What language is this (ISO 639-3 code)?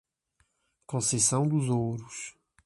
por